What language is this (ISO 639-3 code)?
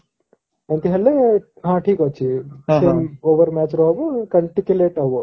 ori